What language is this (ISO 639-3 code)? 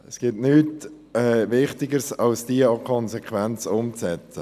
gsw